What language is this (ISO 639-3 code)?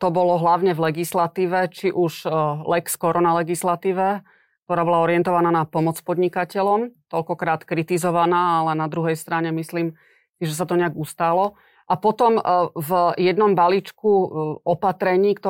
slk